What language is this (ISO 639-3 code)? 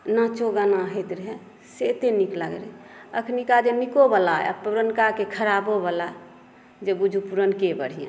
mai